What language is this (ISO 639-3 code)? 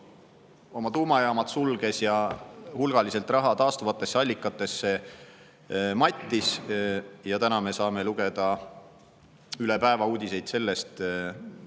est